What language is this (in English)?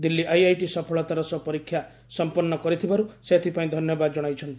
Odia